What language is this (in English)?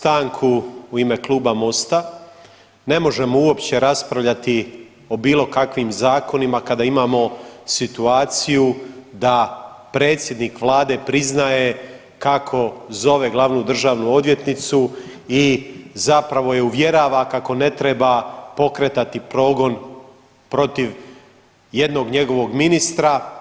Croatian